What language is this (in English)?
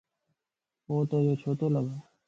Lasi